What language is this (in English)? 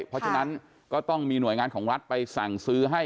Thai